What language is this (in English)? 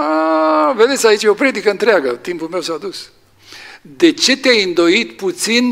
Romanian